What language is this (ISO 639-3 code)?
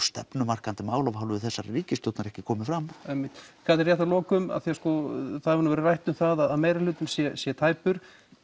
isl